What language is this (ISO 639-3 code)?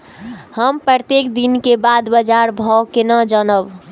mai